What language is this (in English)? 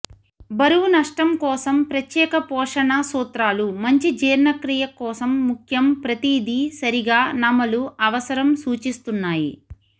Telugu